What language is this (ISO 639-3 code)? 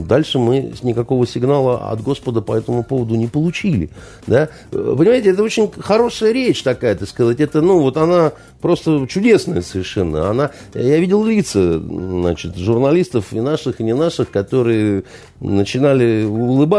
rus